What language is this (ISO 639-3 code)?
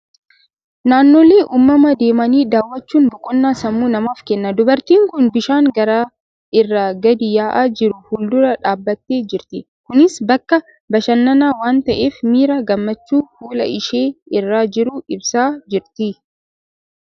orm